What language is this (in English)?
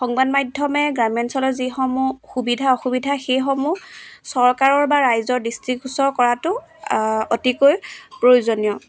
Assamese